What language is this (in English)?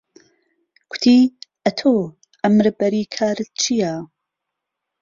Central Kurdish